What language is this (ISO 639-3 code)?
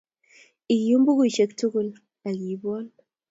kln